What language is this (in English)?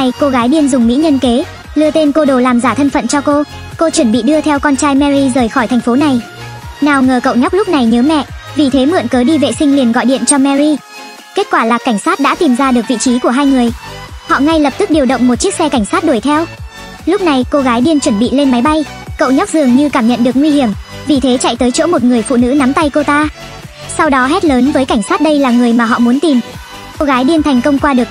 Vietnamese